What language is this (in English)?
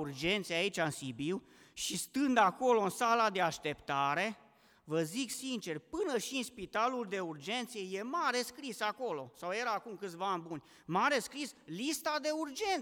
Romanian